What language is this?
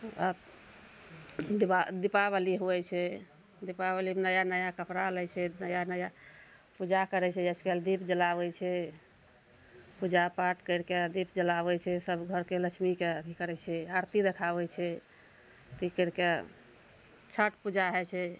Maithili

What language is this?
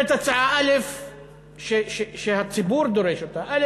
Hebrew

